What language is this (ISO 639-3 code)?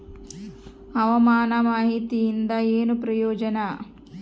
kan